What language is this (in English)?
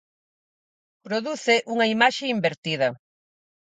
Galician